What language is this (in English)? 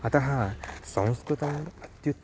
Sanskrit